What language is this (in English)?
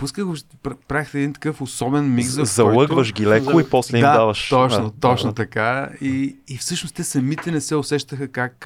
Bulgarian